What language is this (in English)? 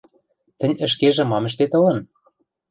Western Mari